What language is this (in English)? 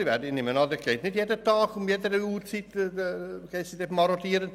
Swiss German